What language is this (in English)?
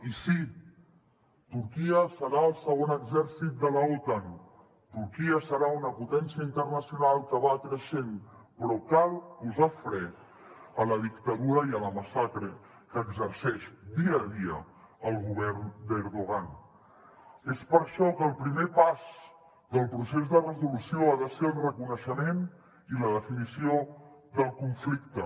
Catalan